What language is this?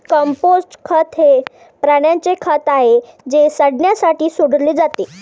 Marathi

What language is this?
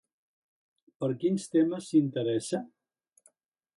Catalan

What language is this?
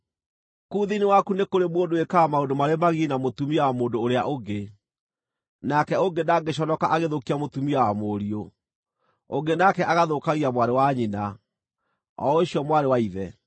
Kikuyu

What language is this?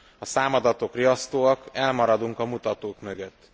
Hungarian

